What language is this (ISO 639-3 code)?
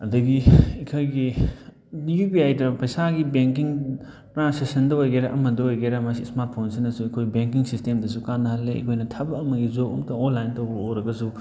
mni